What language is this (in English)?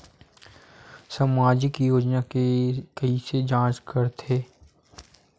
Chhattisgarhi